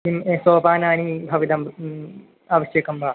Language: Sanskrit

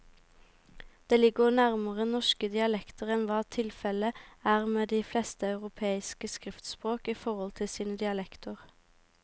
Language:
Norwegian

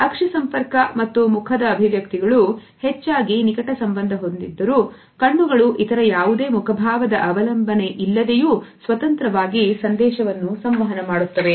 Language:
Kannada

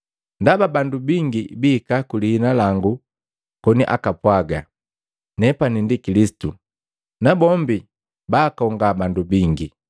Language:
Matengo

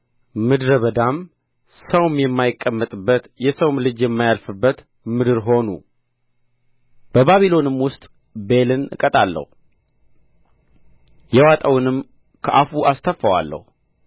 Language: Amharic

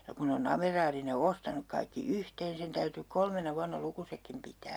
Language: Finnish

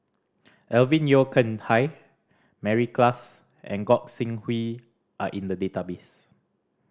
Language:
English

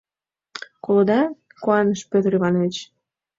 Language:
Mari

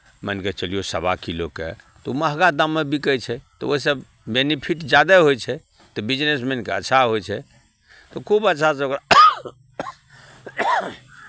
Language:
Maithili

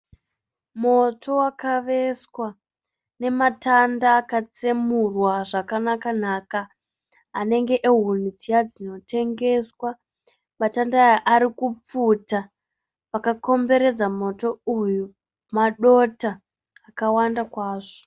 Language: Shona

